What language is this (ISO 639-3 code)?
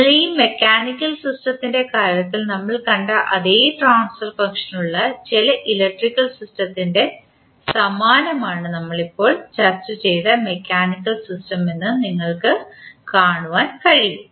mal